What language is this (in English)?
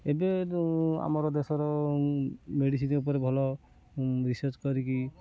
Odia